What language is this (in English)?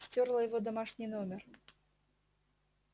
Russian